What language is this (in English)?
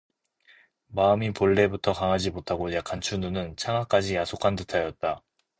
Korean